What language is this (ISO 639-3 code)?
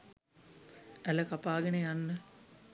sin